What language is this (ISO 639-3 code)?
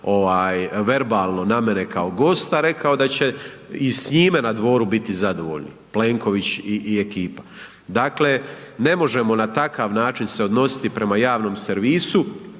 hrv